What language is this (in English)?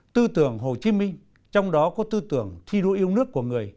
Vietnamese